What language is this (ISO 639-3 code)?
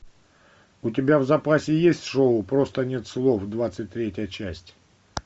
rus